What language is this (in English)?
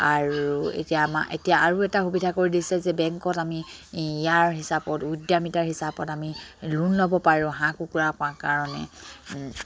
Assamese